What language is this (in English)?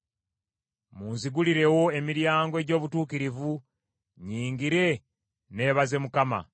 Ganda